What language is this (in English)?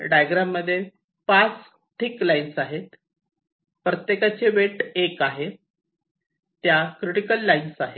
Marathi